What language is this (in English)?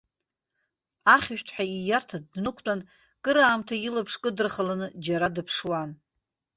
Abkhazian